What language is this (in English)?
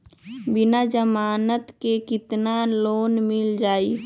Magahi